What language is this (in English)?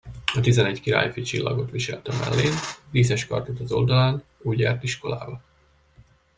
Hungarian